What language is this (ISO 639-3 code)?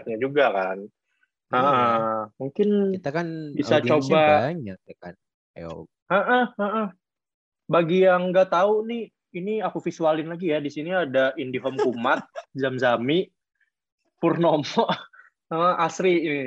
ind